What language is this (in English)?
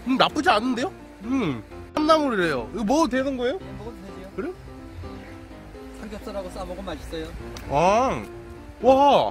Korean